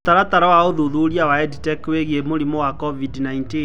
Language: Kikuyu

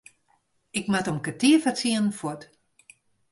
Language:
Western Frisian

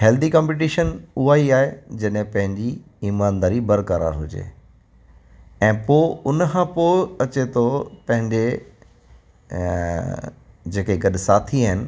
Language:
Sindhi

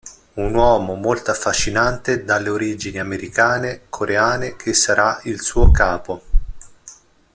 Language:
Italian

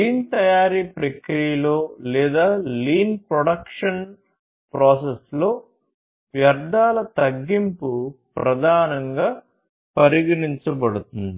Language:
Telugu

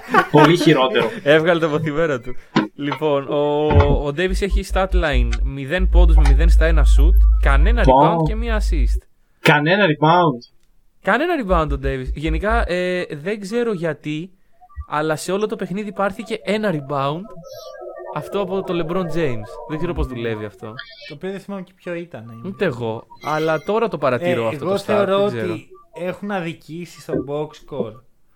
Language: Greek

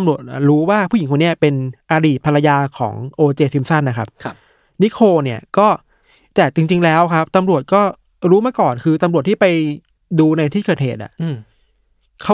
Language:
Thai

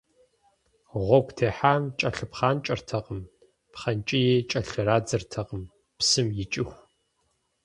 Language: Kabardian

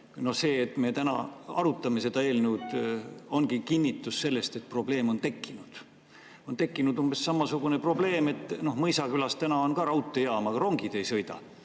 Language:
Estonian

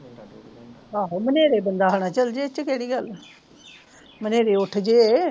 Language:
Punjabi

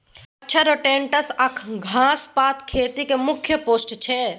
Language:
Maithili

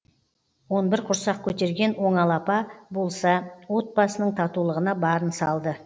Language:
Kazakh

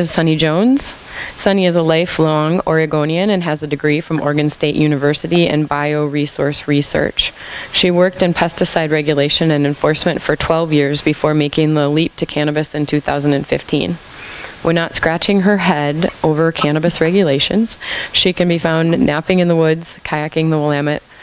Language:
English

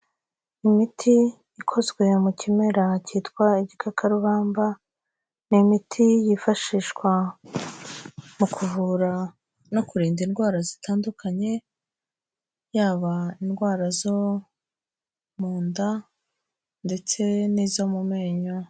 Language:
Kinyarwanda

